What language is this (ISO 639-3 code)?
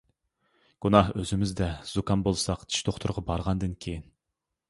uig